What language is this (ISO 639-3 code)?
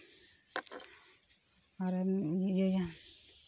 sat